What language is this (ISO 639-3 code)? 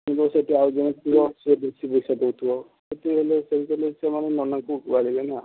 ori